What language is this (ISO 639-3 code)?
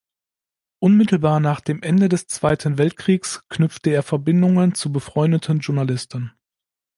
deu